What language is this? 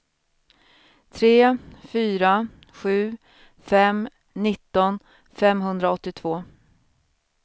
Swedish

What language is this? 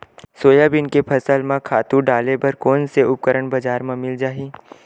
Chhattisgarhi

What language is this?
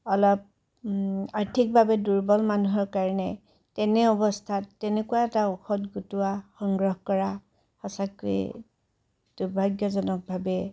Assamese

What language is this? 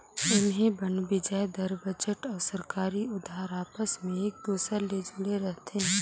Chhattisgarhi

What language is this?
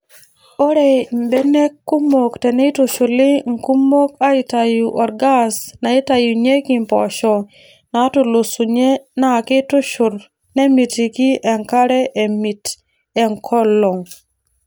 Masai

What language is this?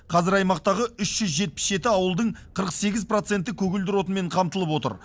Kazakh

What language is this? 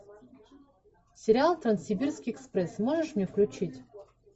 Russian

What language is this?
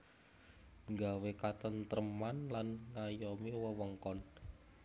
Javanese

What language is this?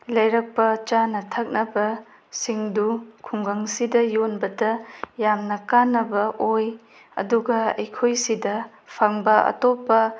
Manipuri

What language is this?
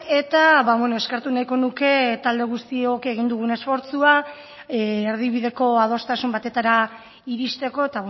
Basque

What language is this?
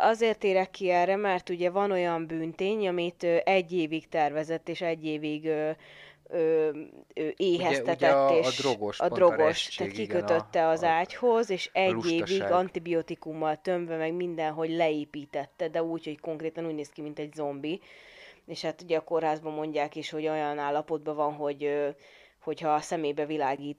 Hungarian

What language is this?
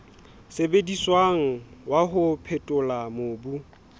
Southern Sotho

